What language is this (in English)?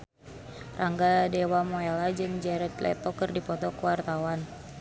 Sundanese